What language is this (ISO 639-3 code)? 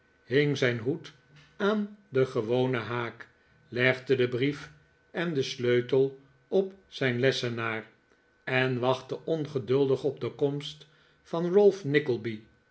nld